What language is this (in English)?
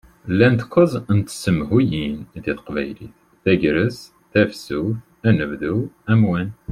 Kabyle